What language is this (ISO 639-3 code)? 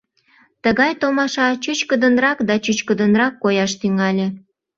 chm